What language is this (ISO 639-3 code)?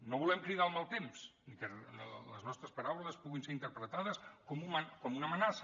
cat